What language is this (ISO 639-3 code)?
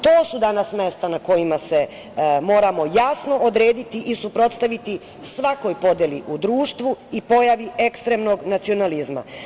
srp